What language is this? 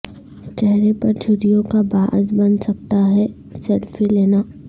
Urdu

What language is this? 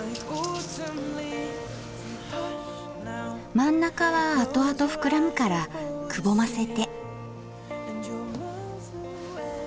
Japanese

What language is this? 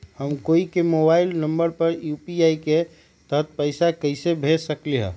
Magahi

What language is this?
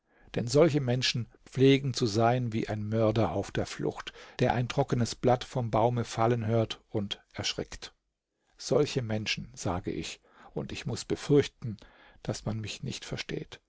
German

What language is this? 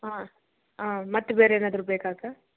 Kannada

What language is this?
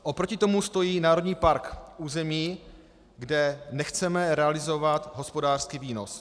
Czech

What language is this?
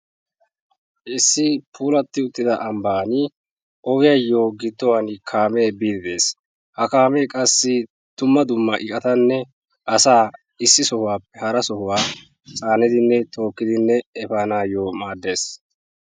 Wolaytta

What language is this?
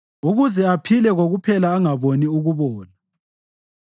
North Ndebele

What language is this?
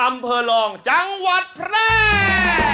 Thai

